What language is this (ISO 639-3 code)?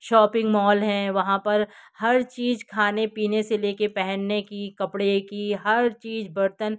hin